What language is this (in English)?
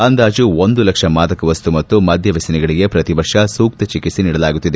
Kannada